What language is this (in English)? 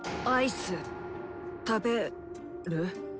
Japanese